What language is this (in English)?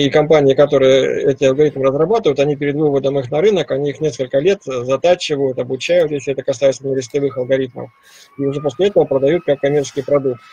Russian